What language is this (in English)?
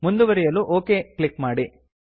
Kannada